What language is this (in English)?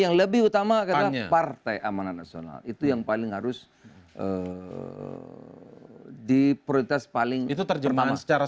Indonesian